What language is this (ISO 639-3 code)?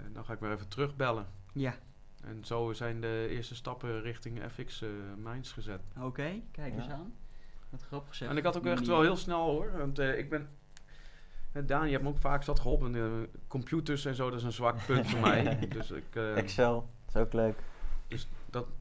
nld